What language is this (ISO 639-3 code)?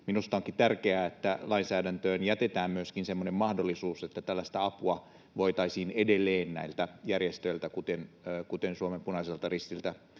fin